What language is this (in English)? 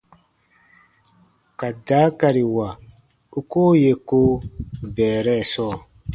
Baatonum